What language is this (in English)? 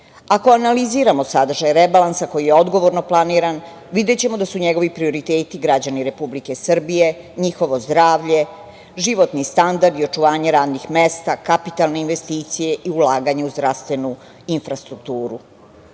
Serbian